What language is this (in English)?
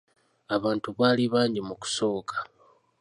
Ganda